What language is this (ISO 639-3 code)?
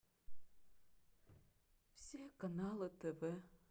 rus